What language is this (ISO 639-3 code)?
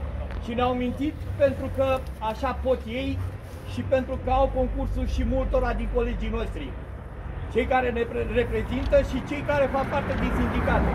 ron